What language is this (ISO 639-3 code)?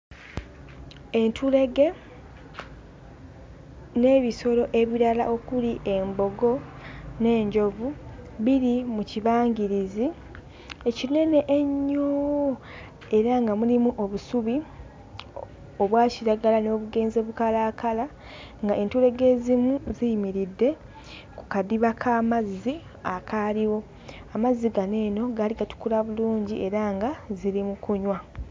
lug